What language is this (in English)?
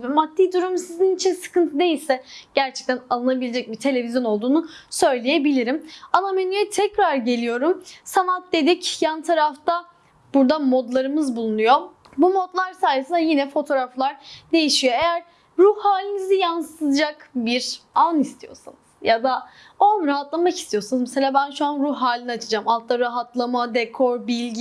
Turkish